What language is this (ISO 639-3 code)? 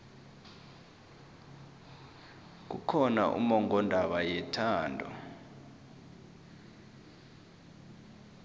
nbl